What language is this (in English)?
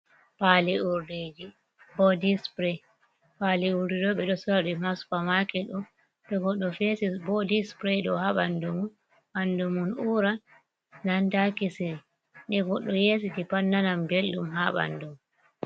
Fula